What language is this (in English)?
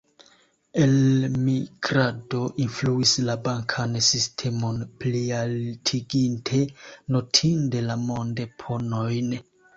Esperanto